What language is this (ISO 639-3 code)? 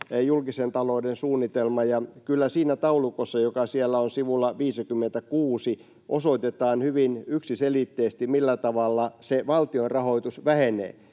fin